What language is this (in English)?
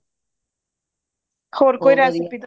Punjabi